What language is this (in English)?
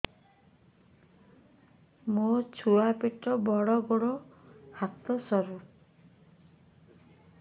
Odia